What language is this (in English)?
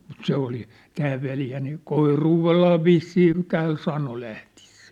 Finnish